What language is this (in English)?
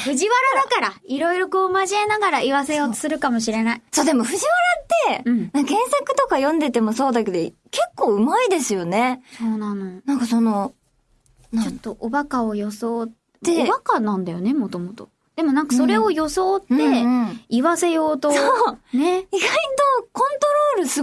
Japanese